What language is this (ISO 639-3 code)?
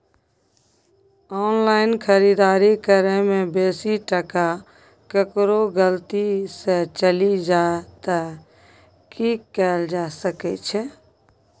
mai